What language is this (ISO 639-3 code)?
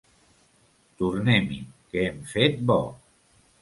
cat